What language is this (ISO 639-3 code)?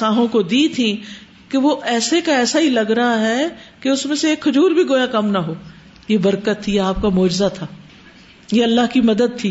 urd